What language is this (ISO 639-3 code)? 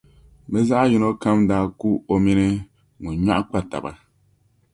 dag